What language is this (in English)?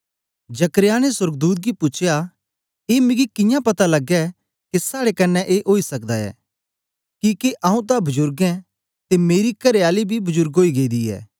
Dogri